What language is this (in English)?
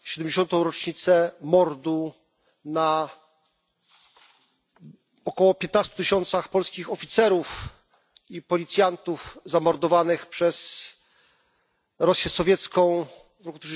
Polish